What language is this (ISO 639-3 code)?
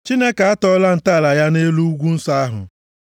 ibo